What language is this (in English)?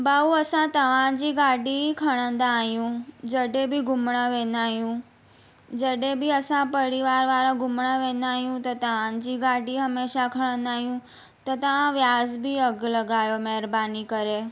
Sindhi